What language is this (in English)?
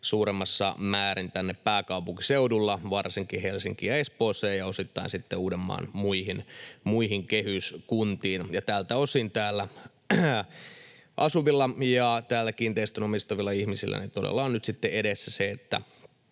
Finnish